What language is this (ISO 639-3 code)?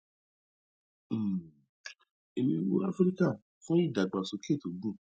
yor